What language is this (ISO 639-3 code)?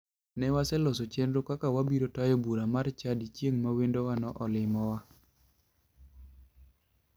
luo